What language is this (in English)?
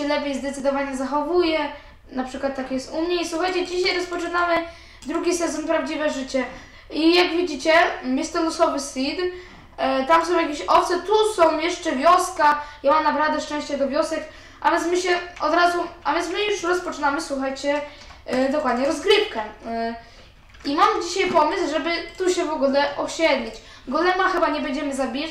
Polish